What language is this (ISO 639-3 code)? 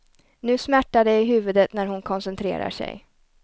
swe